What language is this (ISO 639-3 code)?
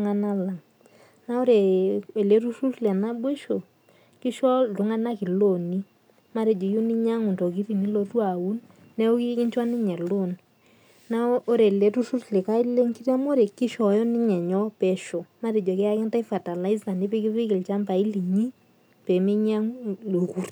mas